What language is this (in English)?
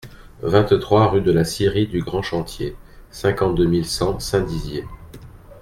French